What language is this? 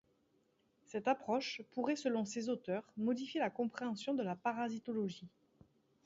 French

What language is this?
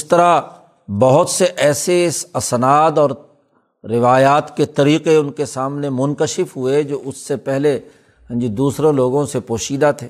Urdu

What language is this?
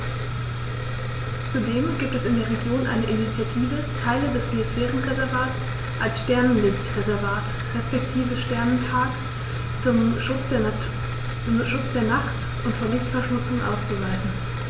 German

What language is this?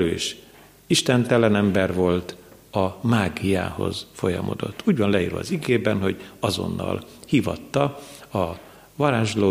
Hungarian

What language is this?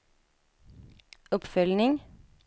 Swedish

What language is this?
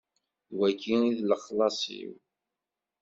Kabyle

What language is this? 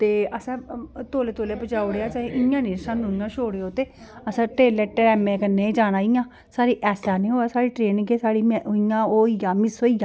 Dogri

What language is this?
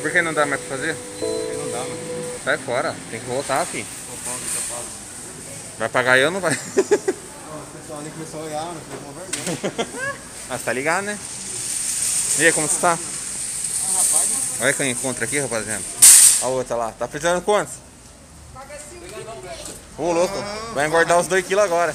Portuguese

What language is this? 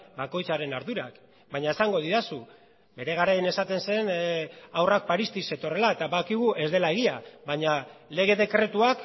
Basque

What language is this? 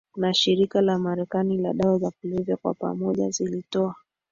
Swahili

